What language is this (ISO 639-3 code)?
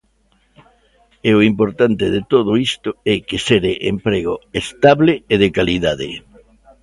glg